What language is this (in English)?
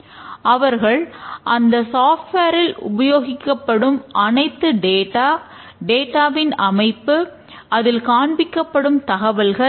Tamil